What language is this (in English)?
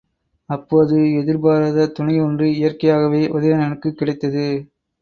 Tamil